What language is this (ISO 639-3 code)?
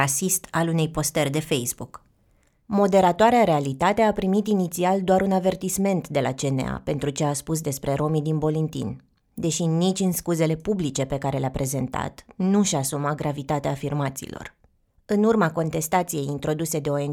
ron